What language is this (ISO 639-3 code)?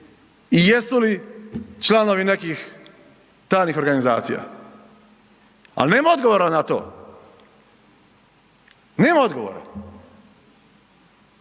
hrv